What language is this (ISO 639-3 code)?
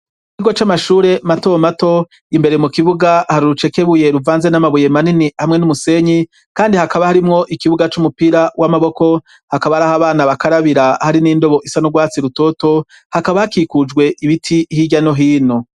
run